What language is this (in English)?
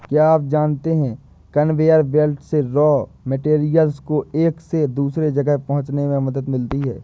Hindi